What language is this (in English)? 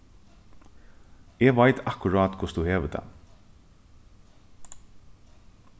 Faroese